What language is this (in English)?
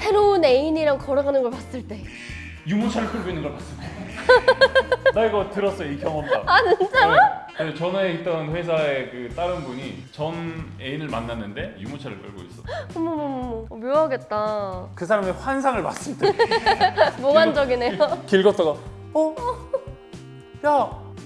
Korean